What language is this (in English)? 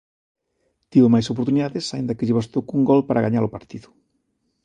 Galician